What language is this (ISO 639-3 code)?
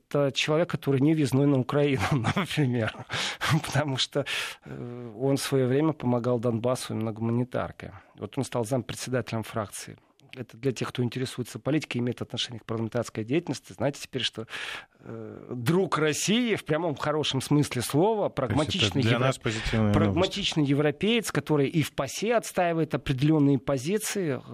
rus